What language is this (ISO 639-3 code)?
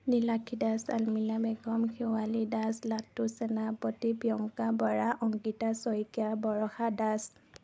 asm